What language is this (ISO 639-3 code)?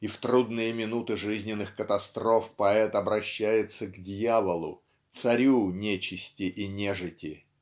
rus